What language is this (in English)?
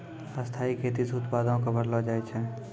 Maithili